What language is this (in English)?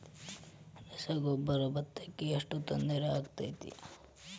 Kannada